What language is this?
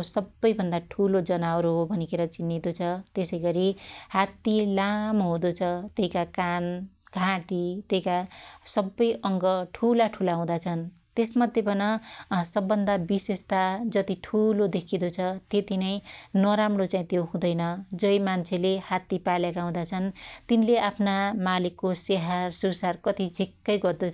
Dotyali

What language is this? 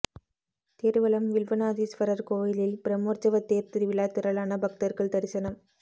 Tamil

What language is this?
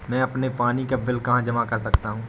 Hindi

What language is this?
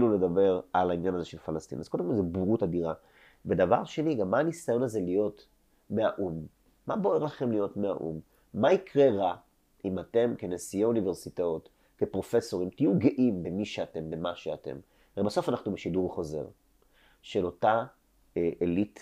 Hebrew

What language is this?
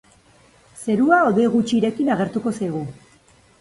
Basque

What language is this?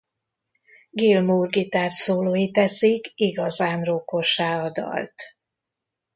Hungarian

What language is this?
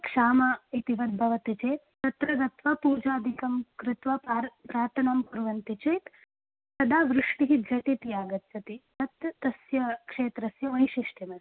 Sanskrit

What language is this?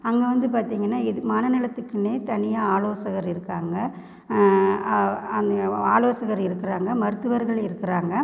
Tamil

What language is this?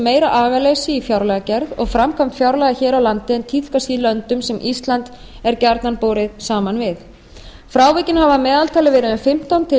Icelandic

